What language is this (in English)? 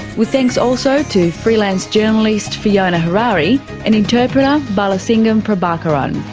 English